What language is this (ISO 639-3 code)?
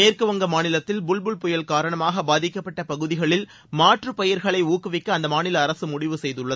tam